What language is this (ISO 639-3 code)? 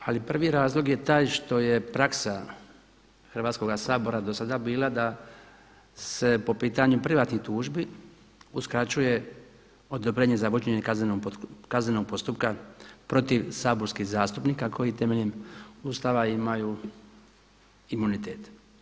hrv